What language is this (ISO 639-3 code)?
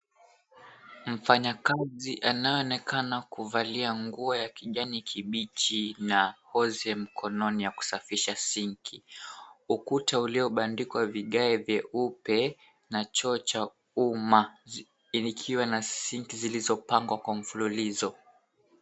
swa